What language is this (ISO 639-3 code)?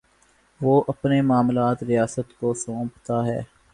urd